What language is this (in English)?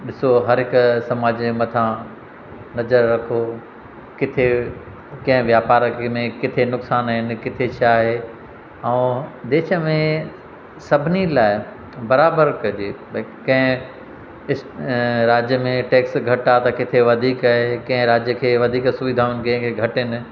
Sindhi